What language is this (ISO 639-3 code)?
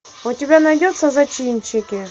rus